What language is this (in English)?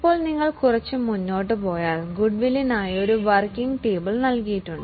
Malayalam